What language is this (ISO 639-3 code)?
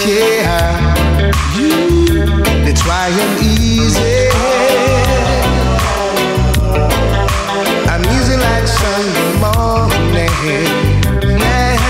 slk